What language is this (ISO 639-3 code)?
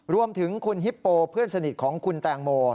tha